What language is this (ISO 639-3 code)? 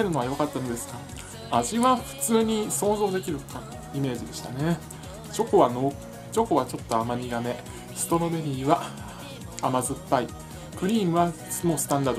jpn